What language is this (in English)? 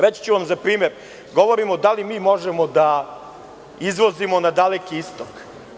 Serbian